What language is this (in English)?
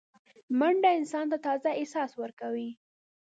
Pashto